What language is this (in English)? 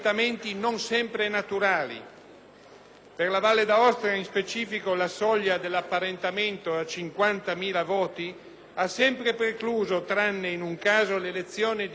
Italian